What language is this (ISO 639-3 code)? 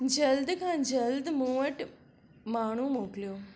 snd